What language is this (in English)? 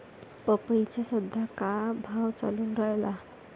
Marathi